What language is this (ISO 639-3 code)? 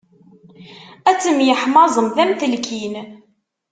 kab